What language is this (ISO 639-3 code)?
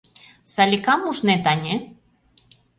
chm